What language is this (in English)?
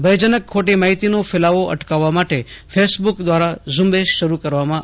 Gujarati